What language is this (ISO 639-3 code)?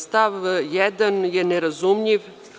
srp